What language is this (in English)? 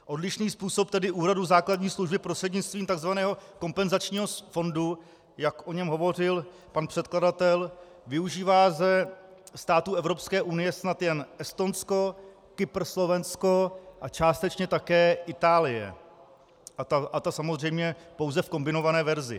Czech